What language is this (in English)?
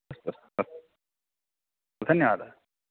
Sanskrit